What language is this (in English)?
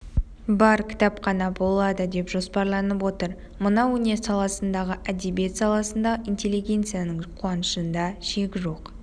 Kazakh